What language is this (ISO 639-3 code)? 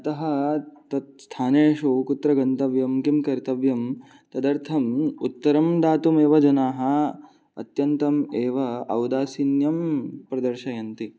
san